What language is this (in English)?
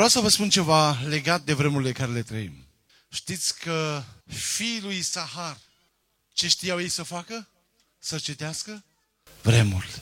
Romanian